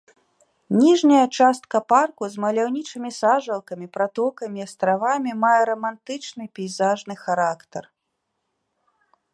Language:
Belarusian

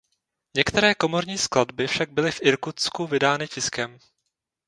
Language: Czech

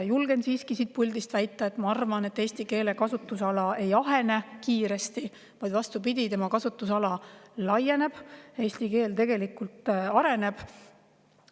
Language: Estonian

